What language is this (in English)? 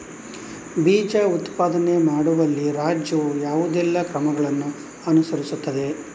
Kannada